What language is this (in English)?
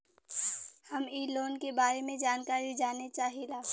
Bhojpuri